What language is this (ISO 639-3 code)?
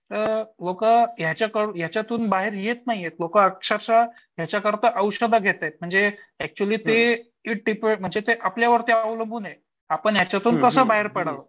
mar